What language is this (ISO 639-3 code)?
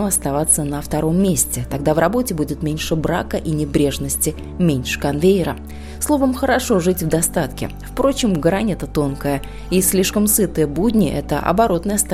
rus